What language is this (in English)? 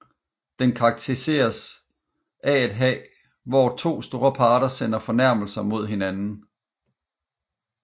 Danish